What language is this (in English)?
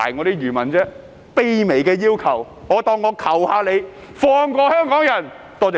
Cantonese